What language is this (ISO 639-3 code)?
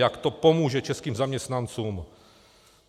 ces